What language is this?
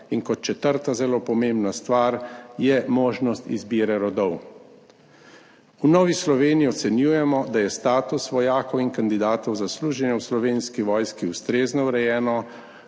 Slovenian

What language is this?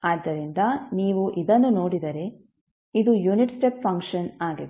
Kannada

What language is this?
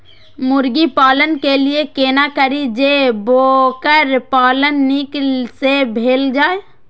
Maithili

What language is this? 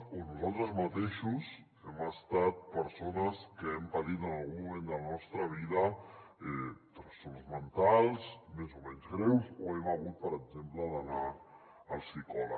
Catalan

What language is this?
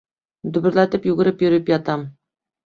Bashkir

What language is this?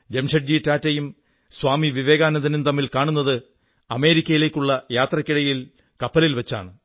Malayalam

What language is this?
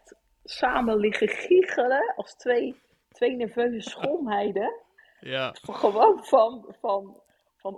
Dutch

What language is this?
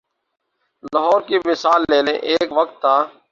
Urdu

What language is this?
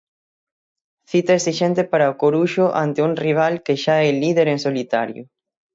Galician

